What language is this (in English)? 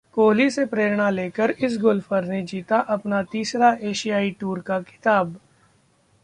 Hindi